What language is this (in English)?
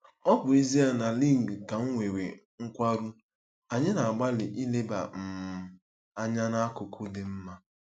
Igbo